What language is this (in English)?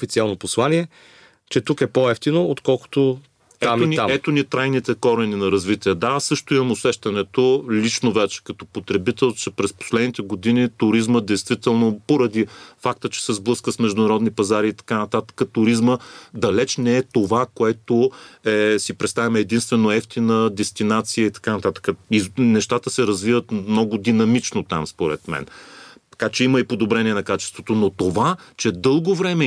Bulgarian